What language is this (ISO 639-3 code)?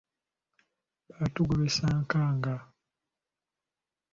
lug